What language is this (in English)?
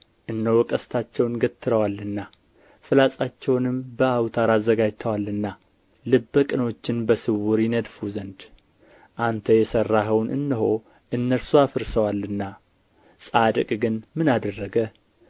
Amharic